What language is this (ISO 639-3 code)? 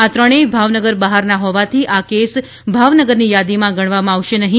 guj